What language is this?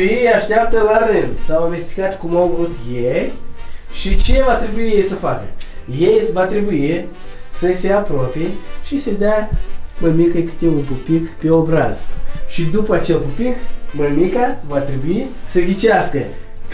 Romanian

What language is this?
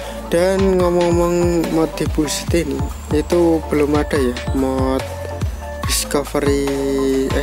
Indonesian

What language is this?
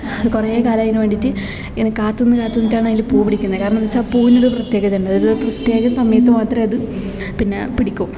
Malayalam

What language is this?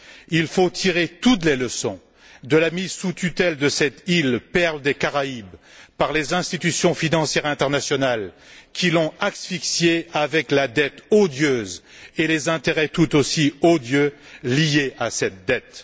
French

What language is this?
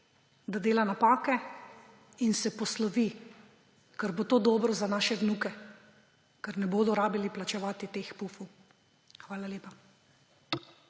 Slovenian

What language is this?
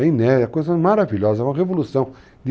Portuguese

